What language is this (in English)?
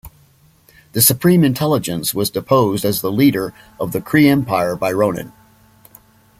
English